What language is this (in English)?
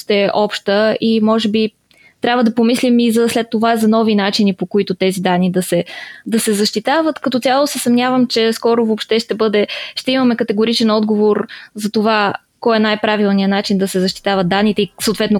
Bulgarian